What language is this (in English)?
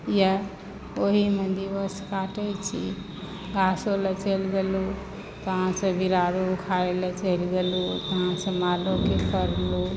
Maithili